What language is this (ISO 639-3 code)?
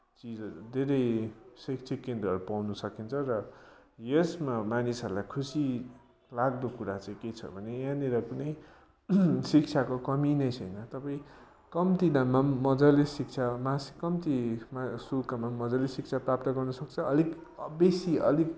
nep